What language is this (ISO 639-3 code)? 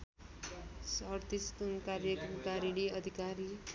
nep